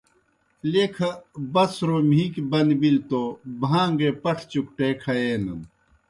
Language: Kohistani Shina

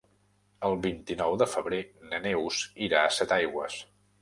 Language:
Catalan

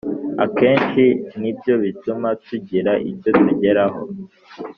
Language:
Kinyarwanda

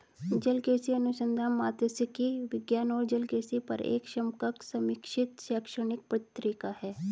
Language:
Hindi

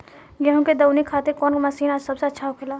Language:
Bhojpuri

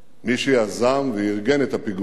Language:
Hebrew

